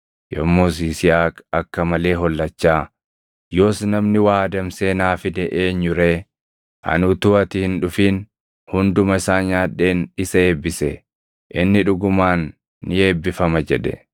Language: Oromo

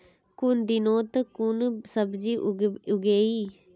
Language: Magahi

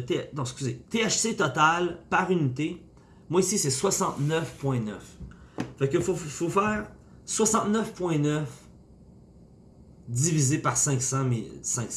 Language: French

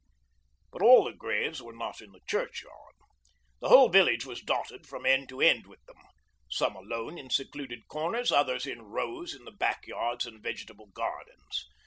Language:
English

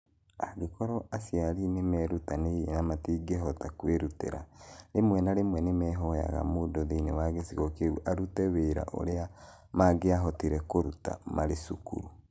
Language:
Kikuyu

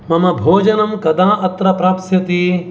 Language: Sanskrit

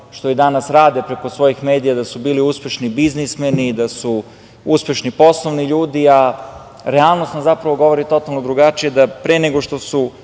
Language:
Serbian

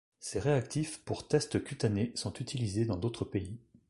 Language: French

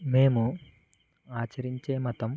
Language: Telugu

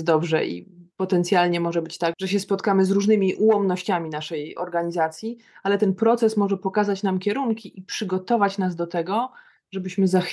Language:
Polish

